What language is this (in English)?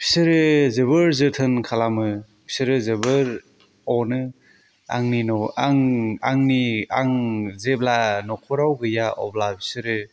Bodo